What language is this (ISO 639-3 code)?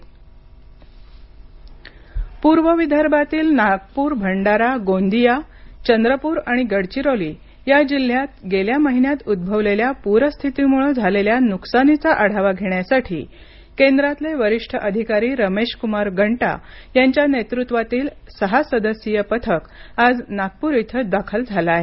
mar